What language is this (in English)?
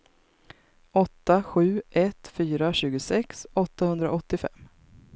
Swedish